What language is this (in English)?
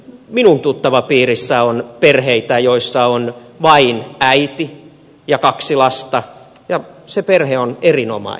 Finnish